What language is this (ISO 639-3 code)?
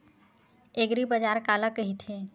hne